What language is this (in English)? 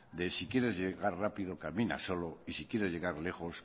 Spanish